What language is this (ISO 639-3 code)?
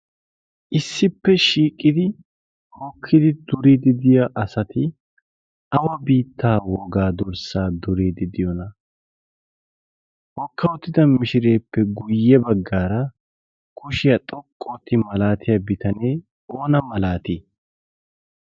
wal